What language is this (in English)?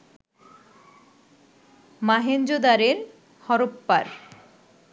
Bangla